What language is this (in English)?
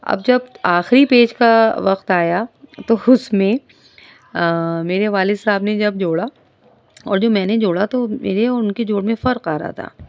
Urdu